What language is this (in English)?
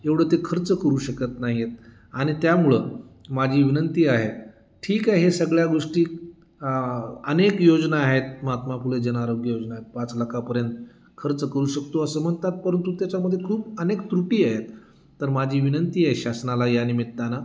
Marathi